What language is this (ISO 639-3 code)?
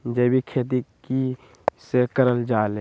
mag